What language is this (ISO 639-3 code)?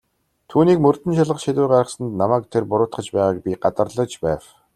mon